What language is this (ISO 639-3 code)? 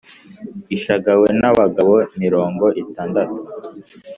kin